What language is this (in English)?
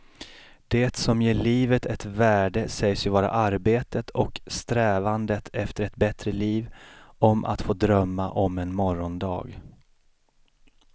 Swedish